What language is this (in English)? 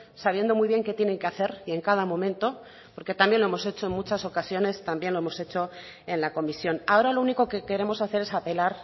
Spanish